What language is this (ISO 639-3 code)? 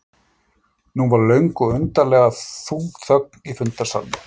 isl